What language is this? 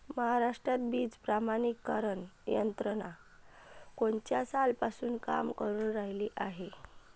Marathi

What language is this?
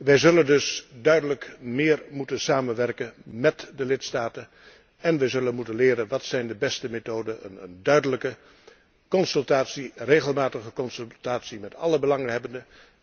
Dutch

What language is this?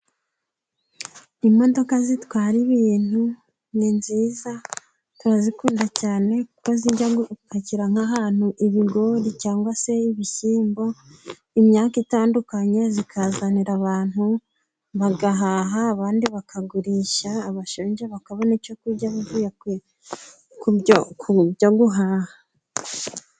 Kinyarwanda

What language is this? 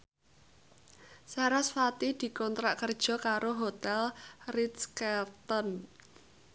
Javanese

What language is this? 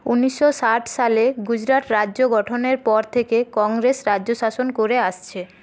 Bangla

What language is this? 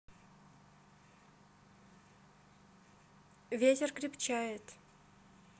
Russian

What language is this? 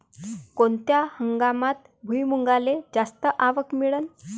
Marathi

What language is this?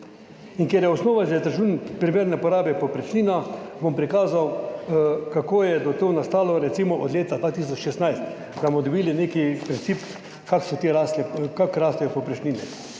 Slovenian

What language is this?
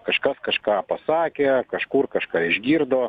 Lithuanian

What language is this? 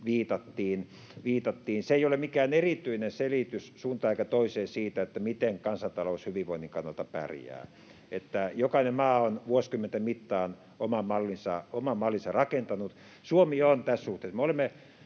Finnish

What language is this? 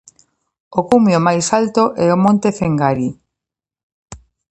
Galician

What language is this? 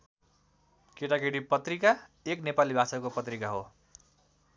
Nepali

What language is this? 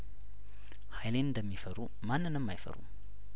Amharic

